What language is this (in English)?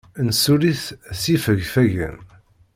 Kabyle